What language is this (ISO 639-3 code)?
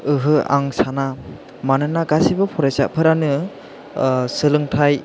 brx